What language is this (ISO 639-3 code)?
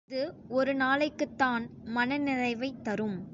tam